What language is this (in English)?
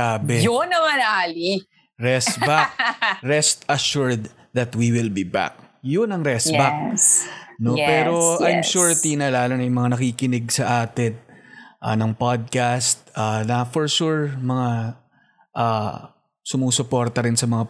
Filipino